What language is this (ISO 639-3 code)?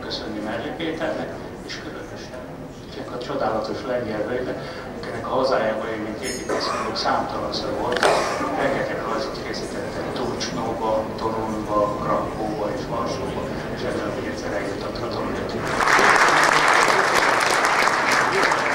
hun